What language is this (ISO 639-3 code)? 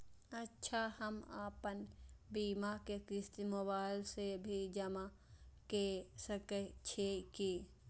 mai